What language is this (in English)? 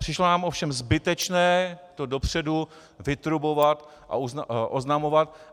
Czech